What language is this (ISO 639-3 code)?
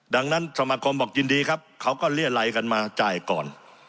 tha